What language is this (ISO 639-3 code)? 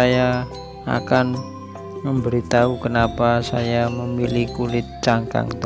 ind